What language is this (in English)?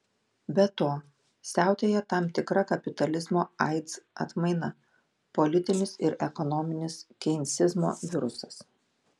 Lithuanian